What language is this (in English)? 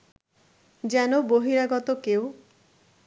Bangla